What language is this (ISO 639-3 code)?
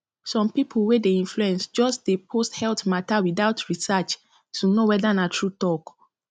pcm